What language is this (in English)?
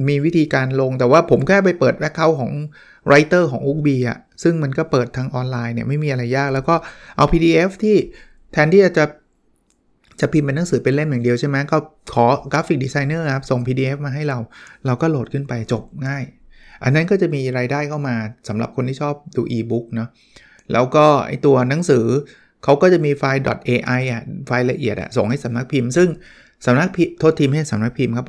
Thai